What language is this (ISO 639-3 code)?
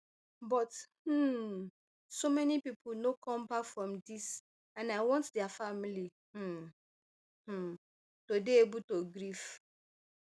pcm